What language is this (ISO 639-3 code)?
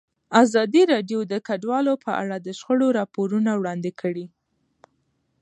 pus